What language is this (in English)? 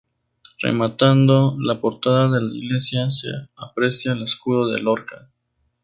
Spanish